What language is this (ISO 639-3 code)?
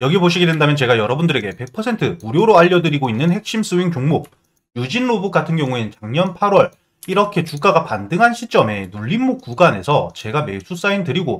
kor